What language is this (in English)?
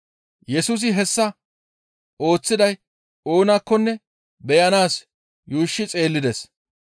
Gamo